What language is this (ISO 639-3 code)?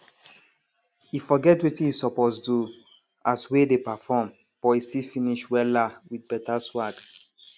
pcm